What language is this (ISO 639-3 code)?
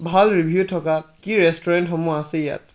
asm